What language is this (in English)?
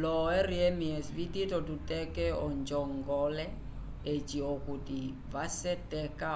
Umbundu